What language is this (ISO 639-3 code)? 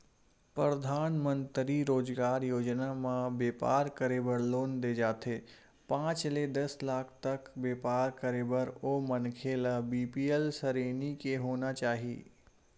hne